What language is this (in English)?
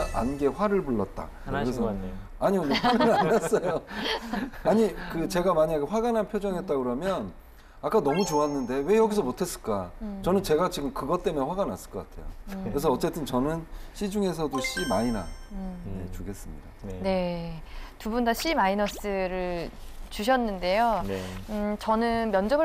Korean